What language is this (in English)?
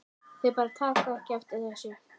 Icelandic